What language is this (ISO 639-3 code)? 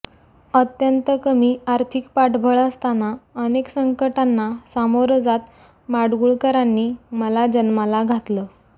mar